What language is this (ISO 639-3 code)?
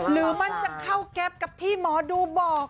tha